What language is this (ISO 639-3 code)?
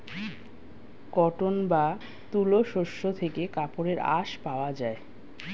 ben